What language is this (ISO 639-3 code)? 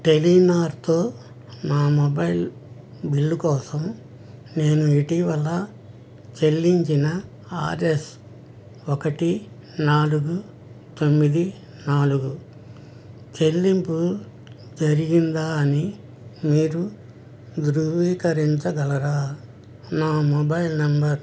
tel